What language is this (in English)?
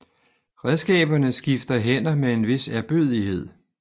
Danish